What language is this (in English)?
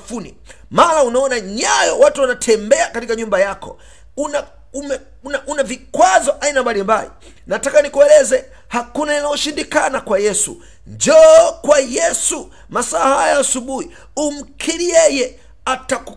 Swahili